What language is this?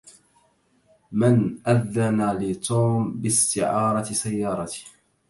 Arabic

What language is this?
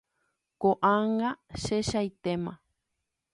Guarani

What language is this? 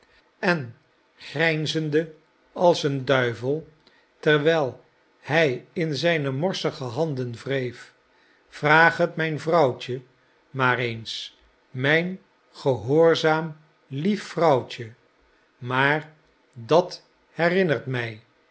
Dutch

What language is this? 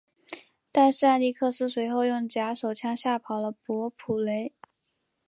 Chinese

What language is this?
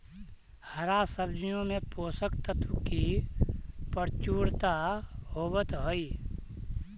Magahi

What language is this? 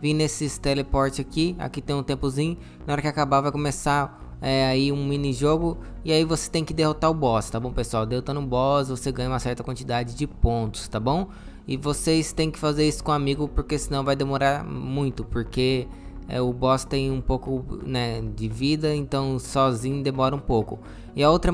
Portuguese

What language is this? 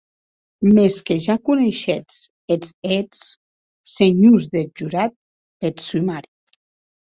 Occitan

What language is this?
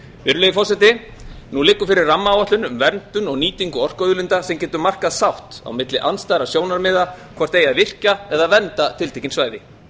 Icelandic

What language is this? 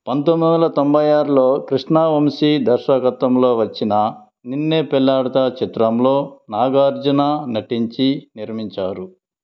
Telugu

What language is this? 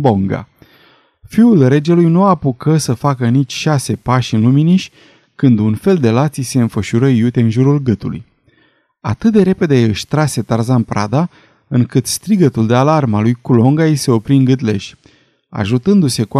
Romanian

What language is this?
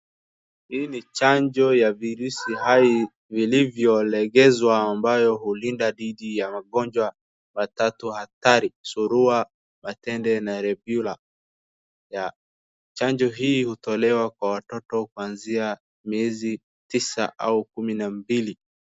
Swahili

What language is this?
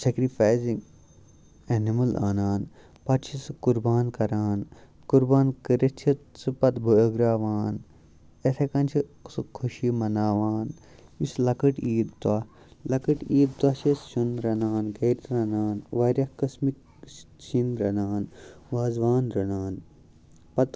Kashmiri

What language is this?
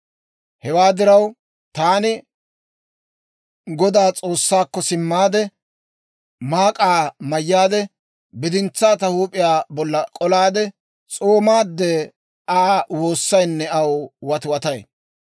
Dawro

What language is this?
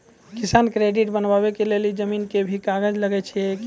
Maithili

